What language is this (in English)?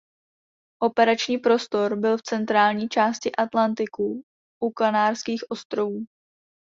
Czech